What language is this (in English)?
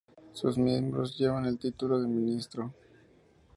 Spanish